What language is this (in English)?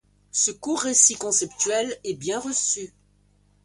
French